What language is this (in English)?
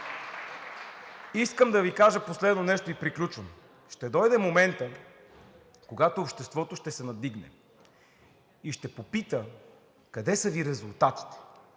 Bulgarian